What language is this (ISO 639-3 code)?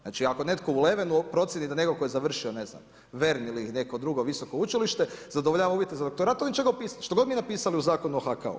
hrv